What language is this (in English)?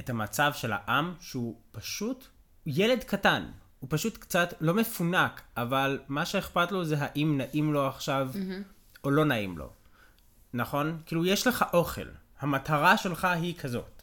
Hebrew